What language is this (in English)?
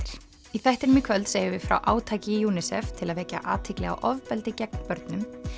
Icelandic